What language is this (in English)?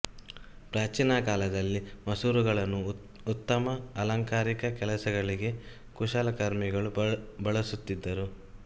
Kannada